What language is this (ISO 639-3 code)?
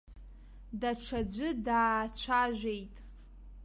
abk